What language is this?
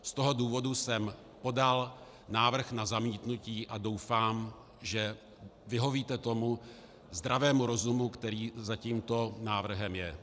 Czech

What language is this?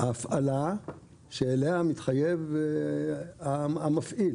Hebrew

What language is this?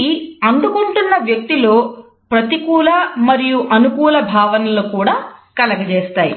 Telugu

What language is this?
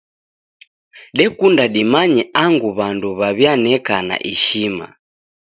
Taita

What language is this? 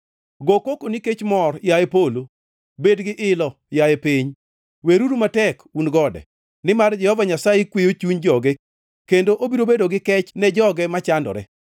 Luo (Kenya and Tanzania)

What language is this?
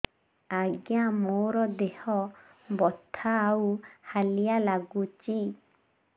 Odia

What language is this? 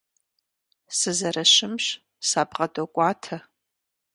Kabardian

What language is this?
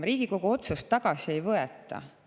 Estonian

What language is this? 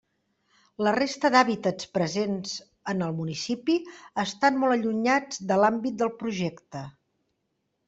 Catalan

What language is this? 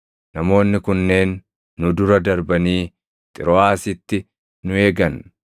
Oromo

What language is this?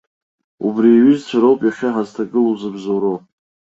Abkhazian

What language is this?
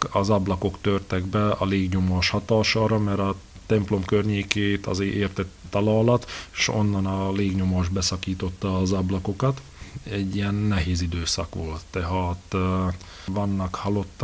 Hungarian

